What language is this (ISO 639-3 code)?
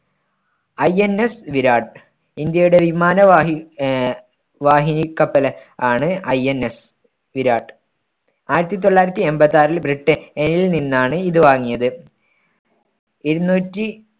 mal